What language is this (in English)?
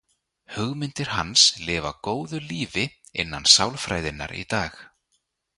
Icelandic